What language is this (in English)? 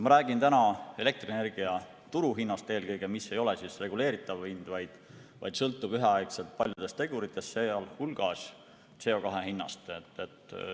Estonian